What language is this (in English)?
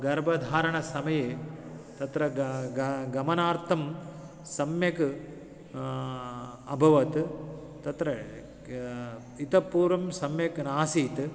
Sanskrit